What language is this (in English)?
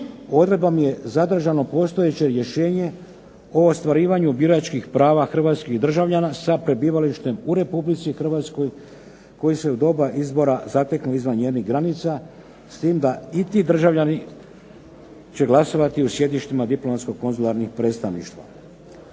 Croatian